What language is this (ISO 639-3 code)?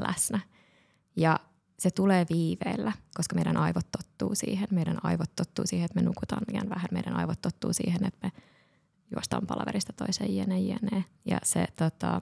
fin